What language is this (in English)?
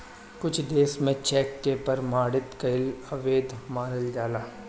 Bhojpuri